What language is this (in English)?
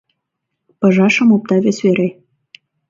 Mari